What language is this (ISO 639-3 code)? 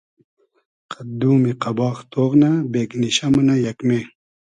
haz